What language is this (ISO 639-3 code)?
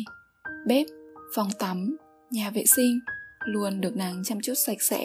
vie